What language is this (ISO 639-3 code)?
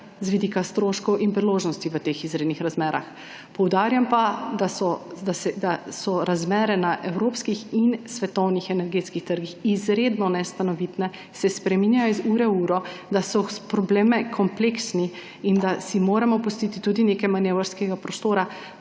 slv